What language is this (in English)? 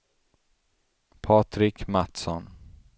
Swedish